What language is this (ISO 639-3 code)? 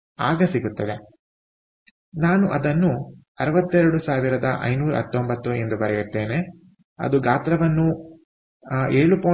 kan